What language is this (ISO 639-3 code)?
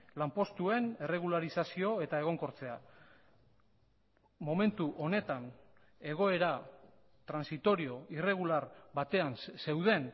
eus